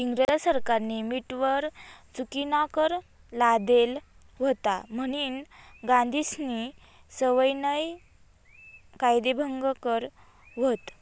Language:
Marathi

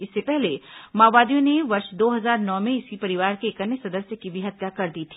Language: Hindi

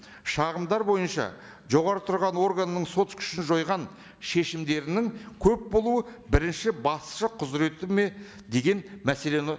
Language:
Kazakh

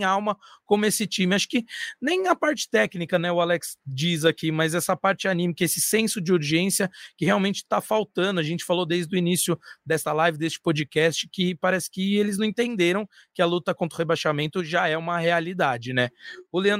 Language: Portuguese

